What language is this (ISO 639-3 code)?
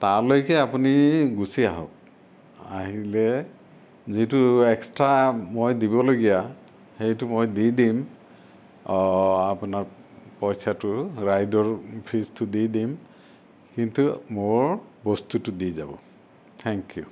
asm